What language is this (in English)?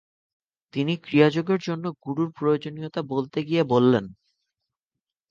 Bangla